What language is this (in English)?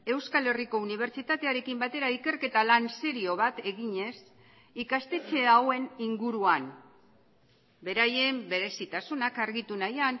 Basque